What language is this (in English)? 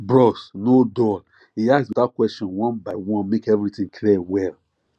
Nigerian Pidgin